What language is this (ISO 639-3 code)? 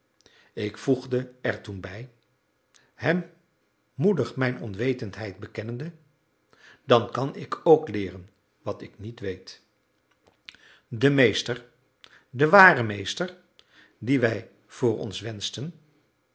nld